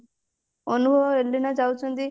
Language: Odia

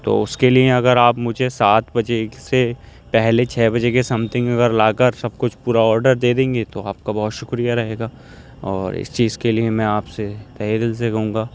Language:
Urdu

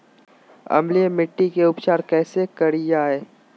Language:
Magahi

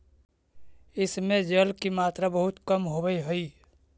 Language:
Magahi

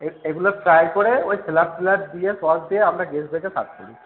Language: Bangla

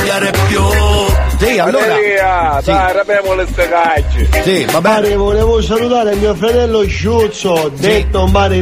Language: Italian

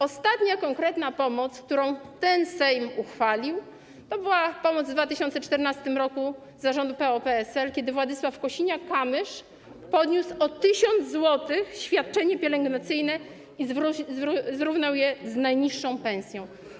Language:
Polish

